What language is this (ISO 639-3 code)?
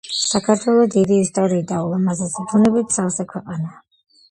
kat